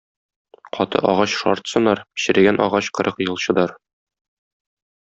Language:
Tatar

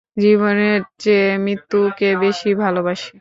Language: Bangla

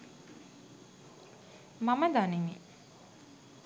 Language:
Sinhala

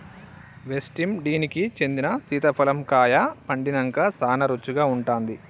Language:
Telugu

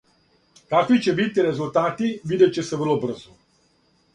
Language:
Serbian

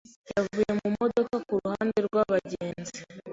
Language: Kinyarwanda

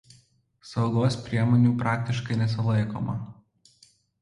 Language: Lithuanian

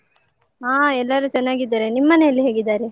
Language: Kannada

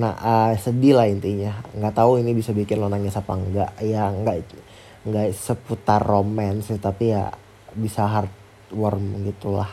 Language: Indonesian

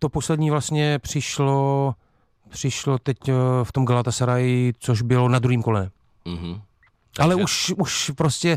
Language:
Czech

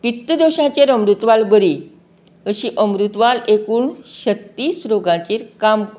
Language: Konkani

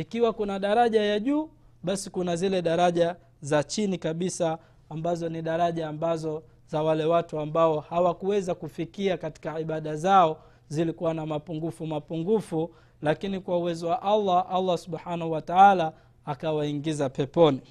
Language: Swahili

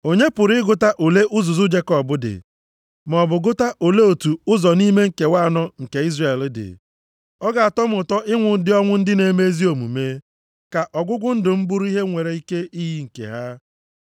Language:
Igbo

